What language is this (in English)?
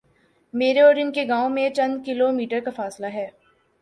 Urdu